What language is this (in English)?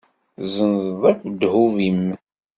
Kabyle